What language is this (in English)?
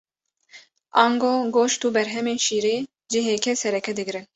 Kurdish